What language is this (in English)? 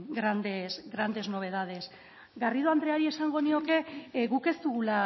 Basque